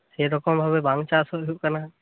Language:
Santali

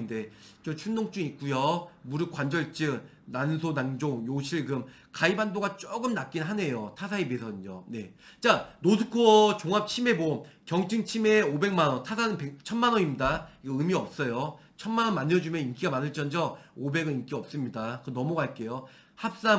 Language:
Korean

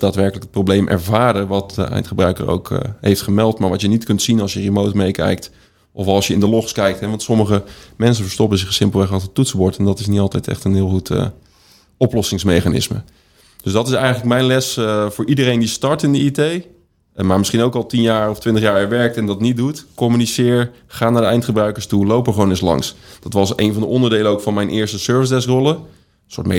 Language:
Dutch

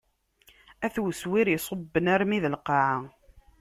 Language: Kabyle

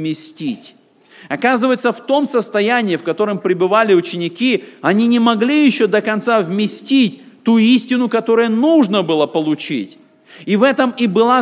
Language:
Russian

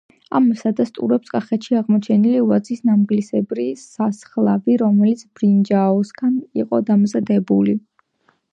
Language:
Georgian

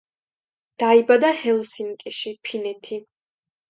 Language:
Georgian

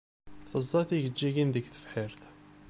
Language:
Kabyle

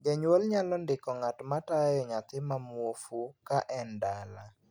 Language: Luo (Kenya and Tanzania)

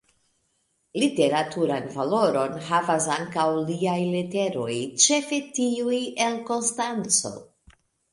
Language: Esperanto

